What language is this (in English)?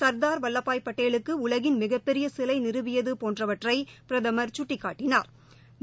Tamil